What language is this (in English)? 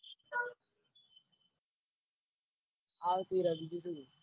Gujarati